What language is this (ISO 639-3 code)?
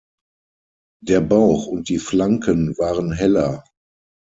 deu